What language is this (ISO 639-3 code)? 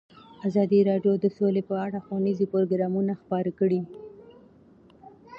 pus